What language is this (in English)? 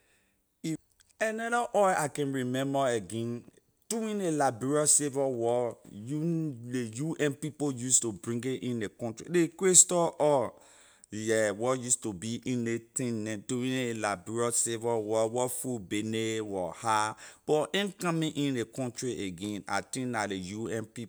Liberian English